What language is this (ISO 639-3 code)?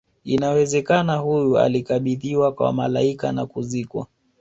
swa